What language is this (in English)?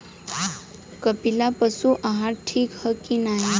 Bhojpuri